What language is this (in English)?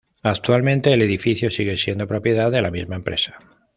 Spanish